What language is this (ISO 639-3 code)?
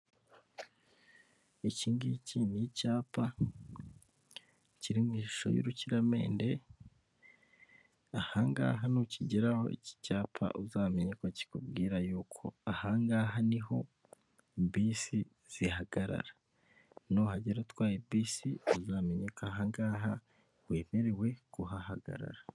kin